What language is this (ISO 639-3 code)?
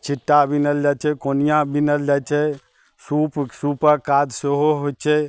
mai